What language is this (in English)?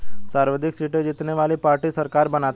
Hindi